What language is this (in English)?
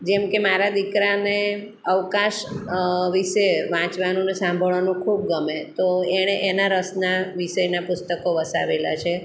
Gujarati